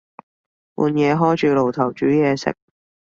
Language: Cantonese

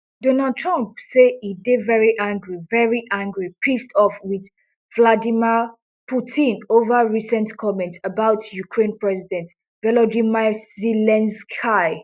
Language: Nigerian Pidgin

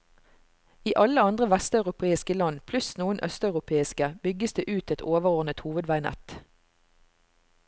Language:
Norwegian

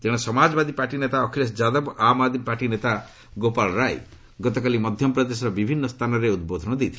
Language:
Odia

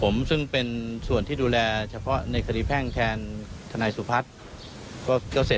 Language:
Thai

